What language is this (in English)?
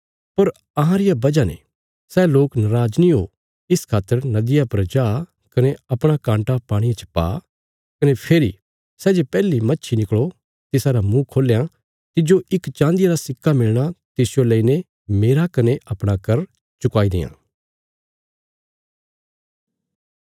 Bilaspuri